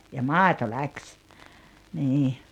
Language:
Finnish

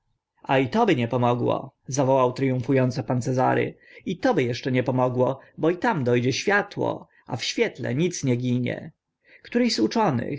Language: Polish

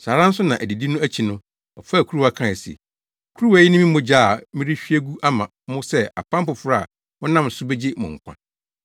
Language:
Akan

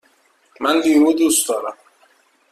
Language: Persian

